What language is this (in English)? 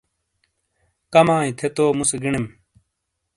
Shina